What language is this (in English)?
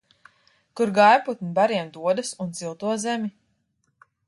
Latvian